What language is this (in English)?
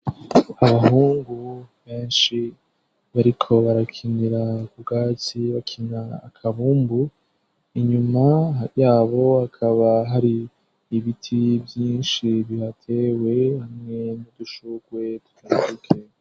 Rundi